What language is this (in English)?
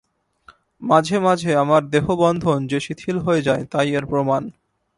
Bangla